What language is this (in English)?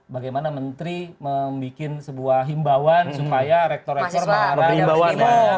Indonesian